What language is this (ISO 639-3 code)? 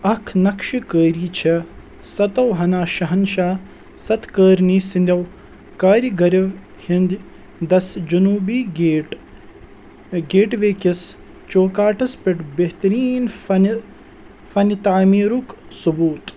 kas